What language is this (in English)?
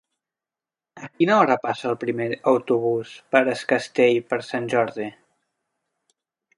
Catalan